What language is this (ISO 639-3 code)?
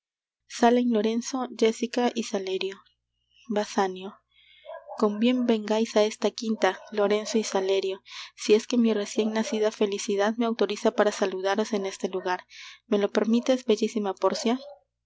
spa